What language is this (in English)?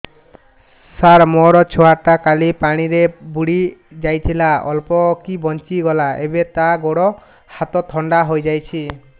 Odia